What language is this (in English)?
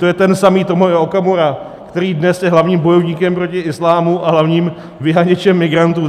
Czech